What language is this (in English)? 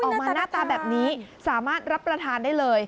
Thai